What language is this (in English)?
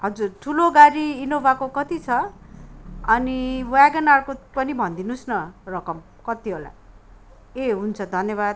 Nepali